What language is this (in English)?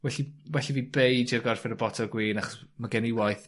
Welsh